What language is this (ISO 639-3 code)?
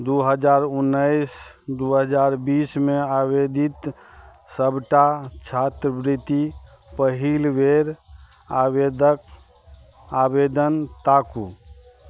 mai